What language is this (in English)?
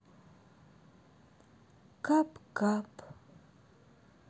Russian